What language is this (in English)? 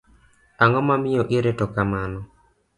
Luo (Kenya and Tanzania)